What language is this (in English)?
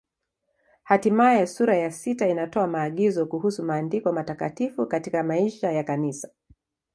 Swahili